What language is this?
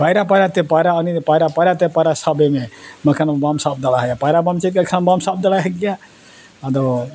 Santali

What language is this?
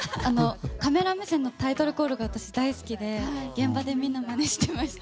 Japanese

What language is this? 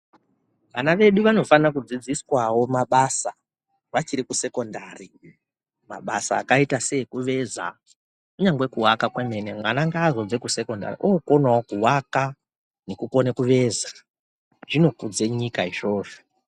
Ndau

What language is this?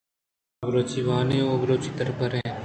Eastern Balochi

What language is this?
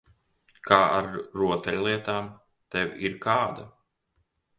Latvian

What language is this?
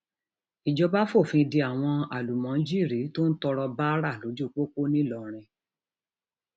Yoruba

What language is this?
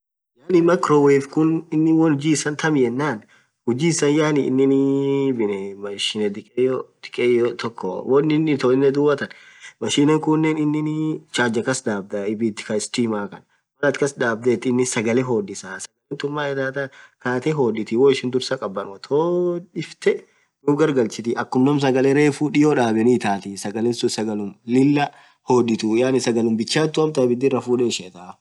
Orma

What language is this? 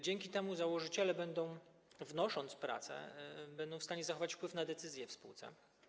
Polish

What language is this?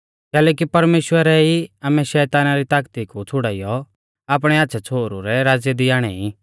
Mahasu Pahari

